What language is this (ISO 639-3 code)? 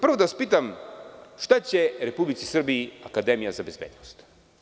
srp